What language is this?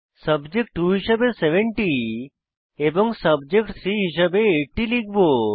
Bangla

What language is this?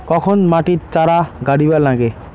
Bangla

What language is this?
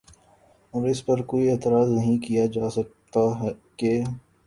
Urdu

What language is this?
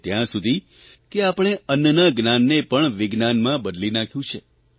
Gujarati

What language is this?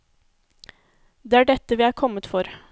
Norwegian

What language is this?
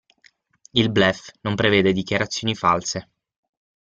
Italian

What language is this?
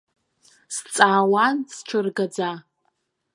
Abkhazian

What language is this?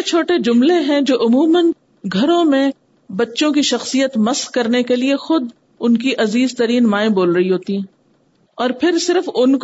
Urdu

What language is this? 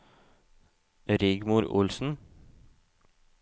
Norwegian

